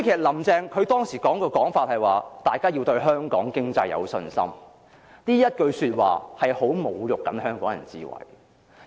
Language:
Cantonese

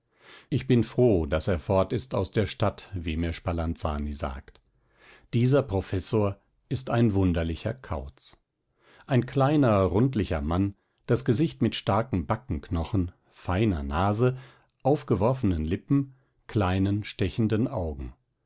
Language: German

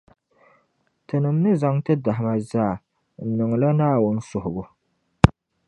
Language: Dagbani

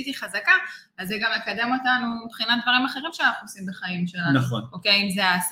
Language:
Hebrew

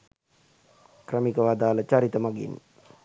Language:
Sinhala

